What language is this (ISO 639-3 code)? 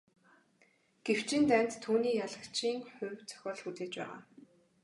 mon